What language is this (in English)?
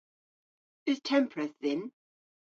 Cornish